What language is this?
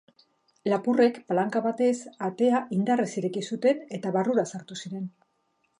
Basque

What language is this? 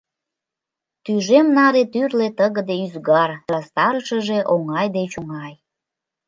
Mari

